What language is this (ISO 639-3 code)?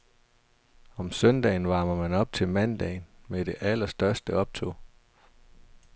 dan